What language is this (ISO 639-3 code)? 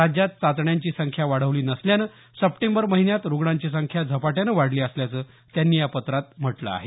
mar